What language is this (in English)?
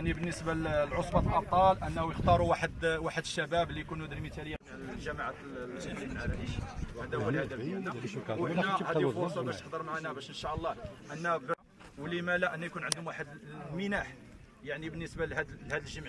Arabic